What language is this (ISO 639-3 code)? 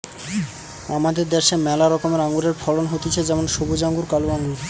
ben